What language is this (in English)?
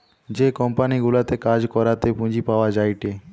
Bangla